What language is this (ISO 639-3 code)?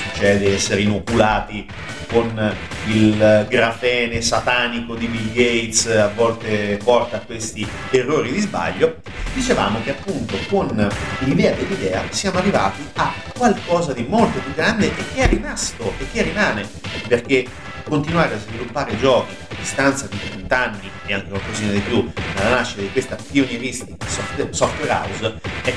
ita